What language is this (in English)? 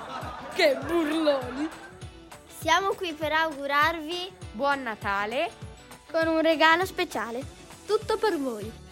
Italian